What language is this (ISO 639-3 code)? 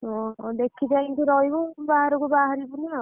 ori